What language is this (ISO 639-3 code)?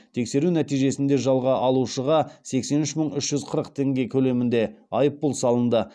kaz